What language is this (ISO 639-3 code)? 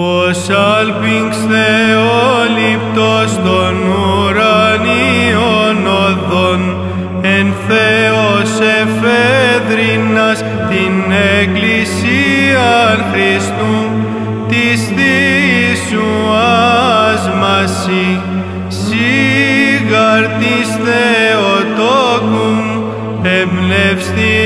ell